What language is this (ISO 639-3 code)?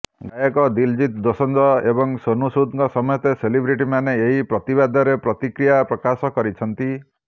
ori